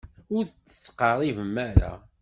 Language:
Kabyle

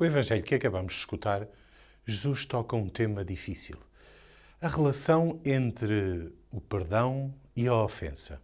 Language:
Portuguese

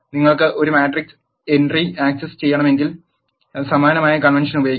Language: Malayalam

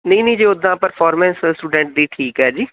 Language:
Punjabi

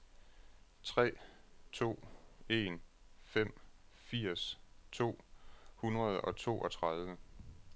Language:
Danish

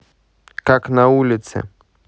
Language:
Russian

